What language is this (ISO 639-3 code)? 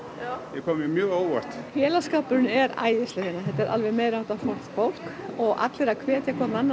isl